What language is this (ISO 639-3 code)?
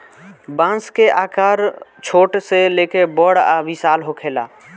bho